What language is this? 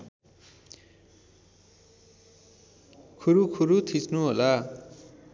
Nepali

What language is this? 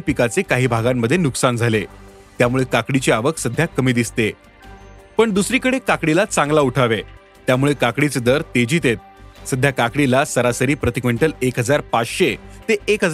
Marathi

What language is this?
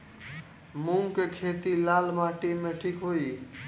Bhojpuri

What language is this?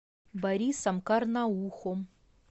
Russian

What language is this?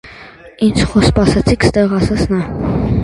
Armenian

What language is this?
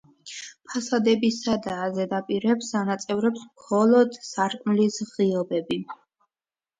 Georgian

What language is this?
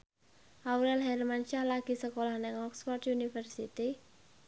Javanese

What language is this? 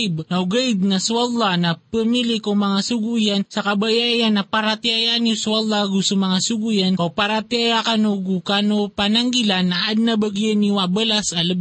Filipino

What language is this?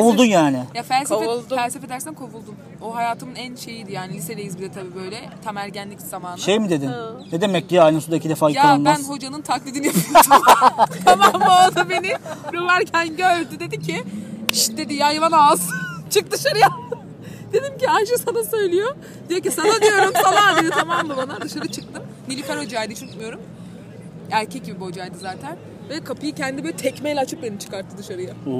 Turkish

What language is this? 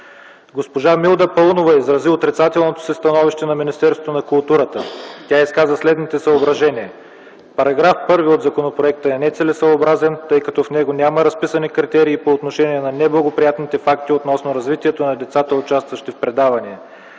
Bulgarian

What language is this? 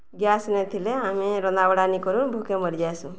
Odia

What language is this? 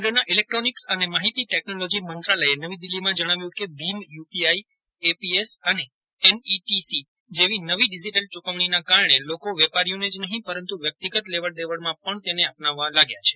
Gujarati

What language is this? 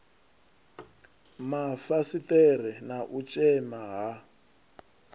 Venda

